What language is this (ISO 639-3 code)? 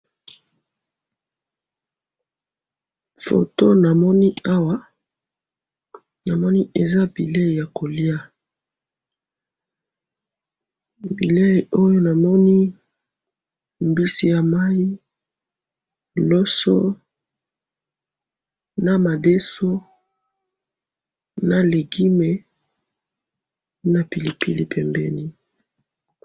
lin